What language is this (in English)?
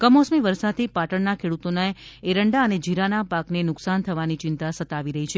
Gujarati